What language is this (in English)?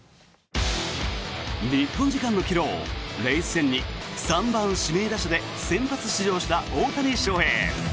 Japanese